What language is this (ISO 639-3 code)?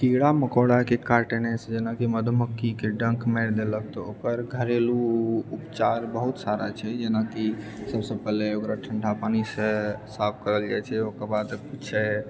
mai